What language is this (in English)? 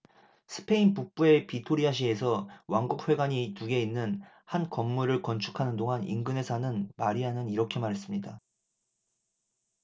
Korean